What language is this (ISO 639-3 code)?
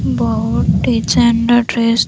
ori